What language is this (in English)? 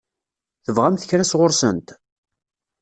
Kabyle